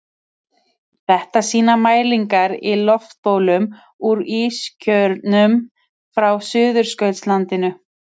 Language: Icelandic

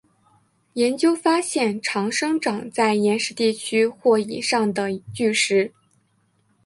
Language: Chinese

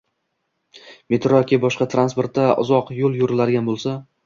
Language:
Uzbek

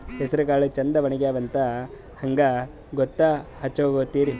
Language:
Kannada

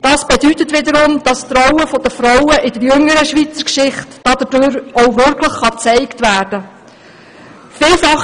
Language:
Swiss German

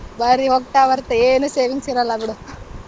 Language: Kannada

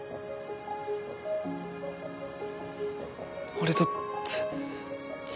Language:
Japanese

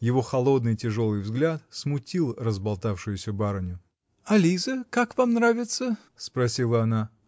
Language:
Russian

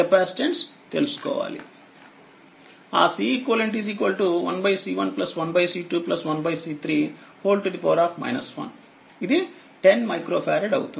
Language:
Telugu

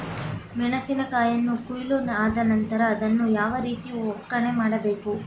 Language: Kannada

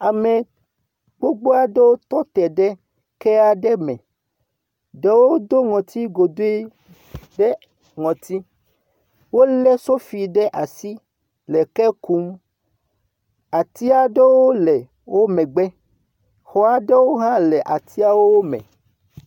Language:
Ewe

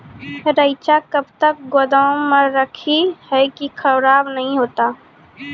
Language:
Maithili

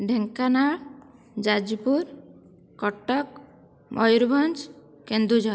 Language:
Odia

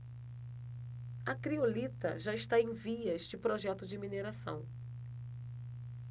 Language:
Portuguese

